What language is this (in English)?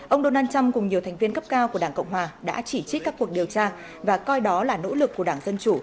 Vietnamese